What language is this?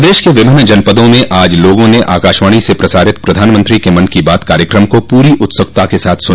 Hindi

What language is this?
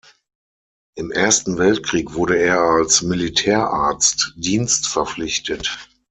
German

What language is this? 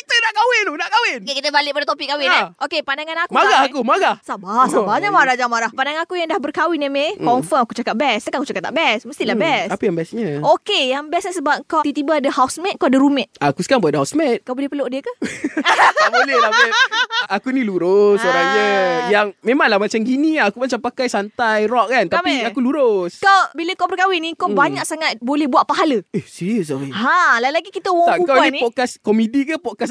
Malay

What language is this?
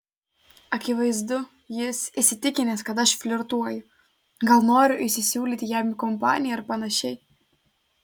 Lithuanian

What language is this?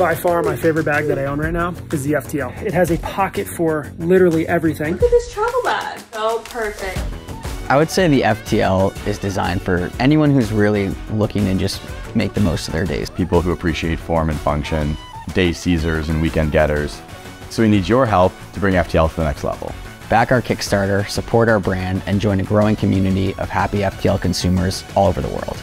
English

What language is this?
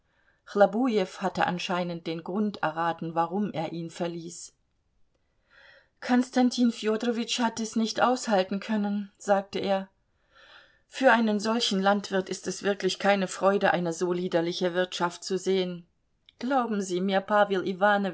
German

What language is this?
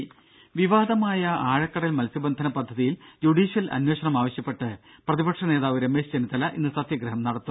Malayalam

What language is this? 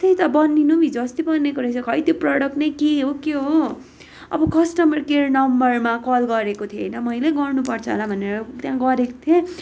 Nepali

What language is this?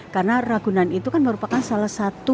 Indonesian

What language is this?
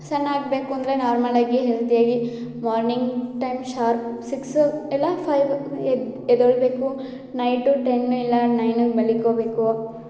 Kannada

